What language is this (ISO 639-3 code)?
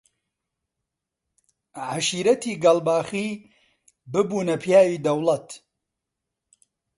ckb